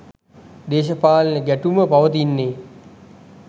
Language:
Sinhala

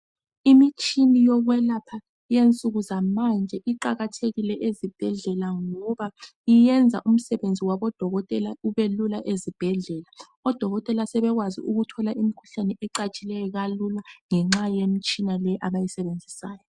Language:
North Ndebele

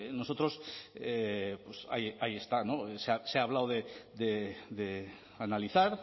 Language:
Spanish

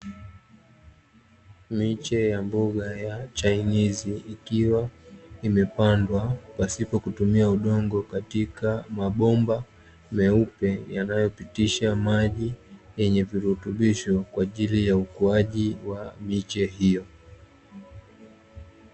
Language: Swahili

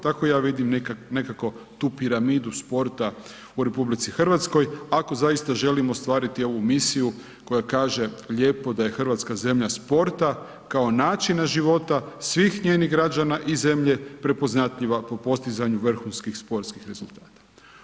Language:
Croatian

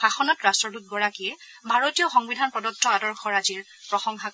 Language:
Assamese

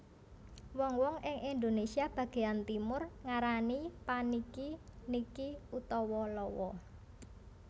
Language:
Javanese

